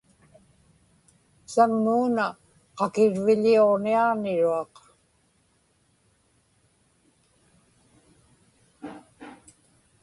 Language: Inupiaq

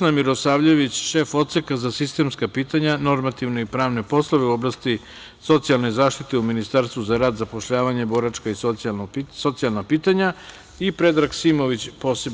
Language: Serbian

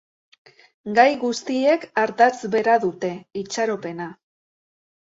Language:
Basque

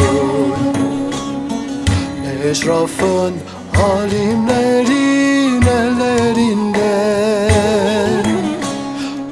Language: Turkish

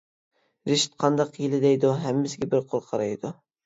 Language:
Uyghur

